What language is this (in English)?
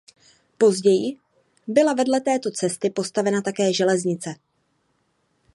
Czech